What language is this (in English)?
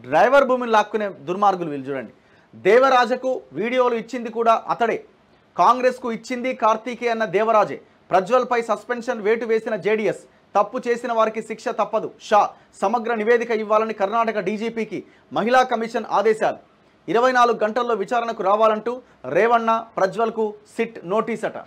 Telugu